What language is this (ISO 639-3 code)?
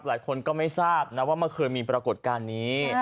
tha